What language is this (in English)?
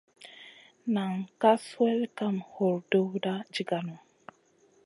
Masana